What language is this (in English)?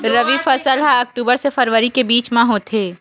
Chhattisgarhi